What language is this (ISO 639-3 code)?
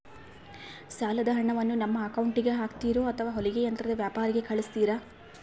kan